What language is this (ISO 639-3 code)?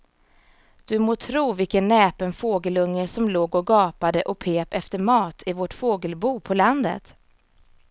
swe